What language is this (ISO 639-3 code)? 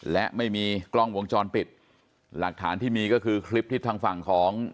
tha